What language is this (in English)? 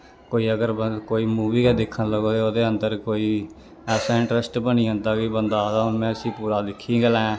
Dogri